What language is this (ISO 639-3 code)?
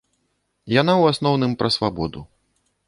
bel